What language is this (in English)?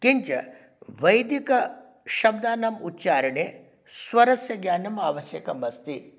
Sanskrit